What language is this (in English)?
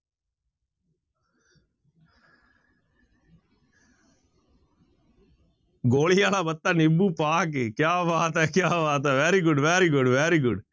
Punjabi